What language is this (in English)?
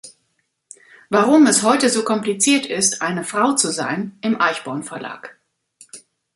German